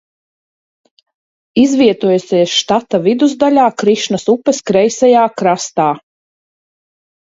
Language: Latvian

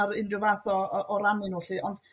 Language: Welsh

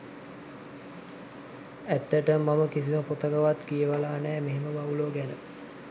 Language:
Sinhala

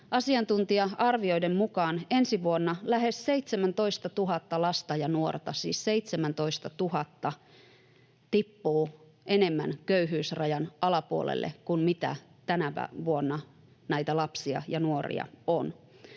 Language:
Finnish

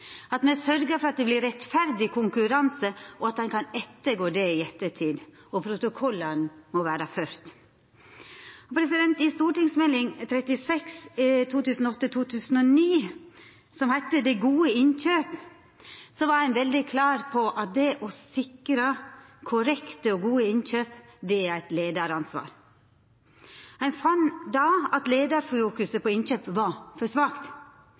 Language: Norwegian Nynorsk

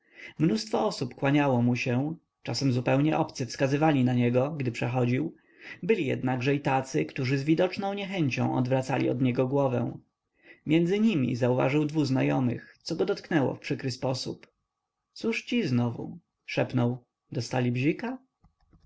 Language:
Polish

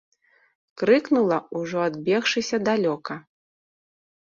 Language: Belarusian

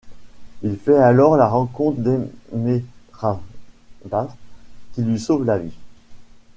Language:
French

